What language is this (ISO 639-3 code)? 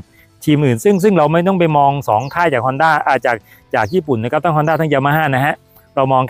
tha